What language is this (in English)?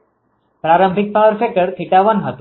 Gujarati